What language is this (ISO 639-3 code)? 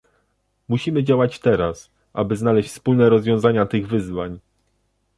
pol